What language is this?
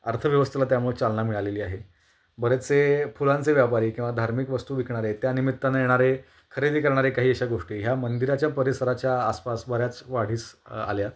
Marathi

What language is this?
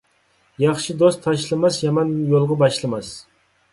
Uyghur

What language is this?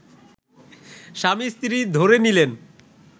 Bangla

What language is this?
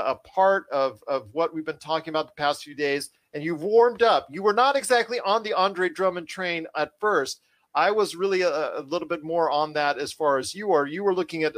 English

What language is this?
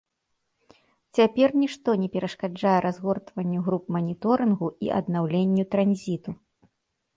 Belarusian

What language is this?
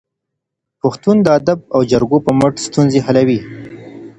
Pashto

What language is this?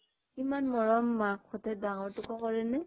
Assamese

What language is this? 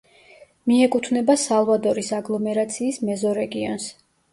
Georgian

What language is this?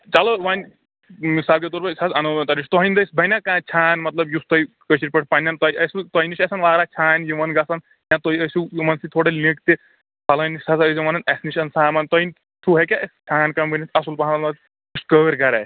Kashmiri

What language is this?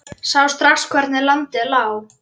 Icelandic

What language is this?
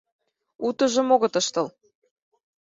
Mari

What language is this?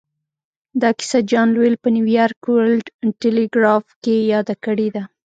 Pashto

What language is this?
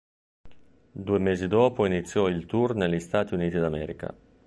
Italian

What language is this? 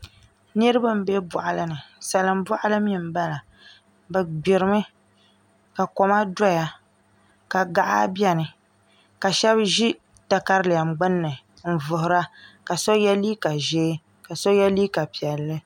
Dagbani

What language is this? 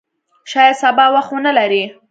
Pashto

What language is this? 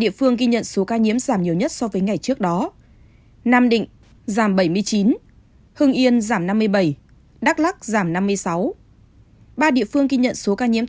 Vietnamese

